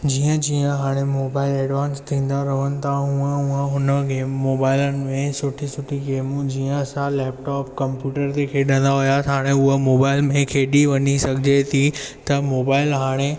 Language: Sindhi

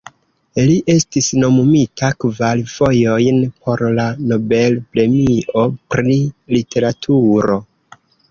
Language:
Esperanto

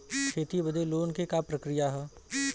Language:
Bhojpuri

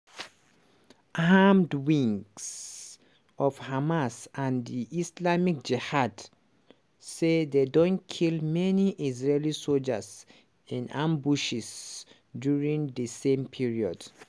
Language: Nigerian Pidgin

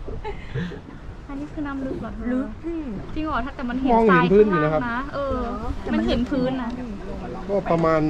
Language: Thai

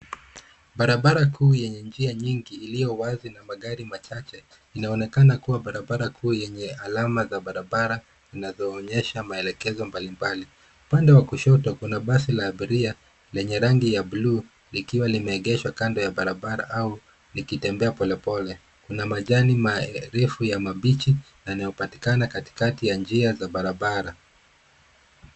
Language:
Swahili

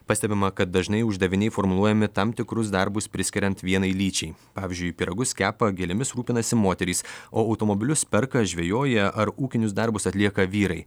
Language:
Lithuanian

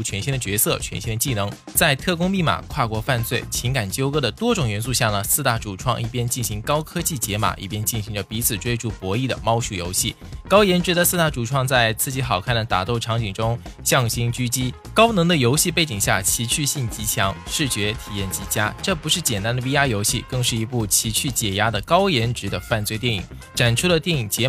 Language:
Chinese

